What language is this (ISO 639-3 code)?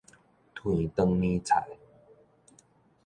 nan